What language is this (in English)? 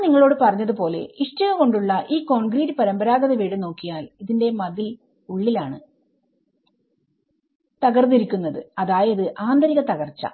Malayalam